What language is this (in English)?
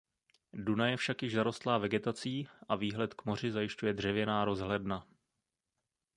Czech